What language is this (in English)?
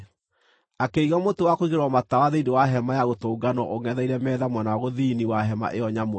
Kikuyu